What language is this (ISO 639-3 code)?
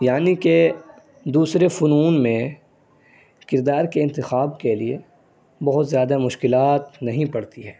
urd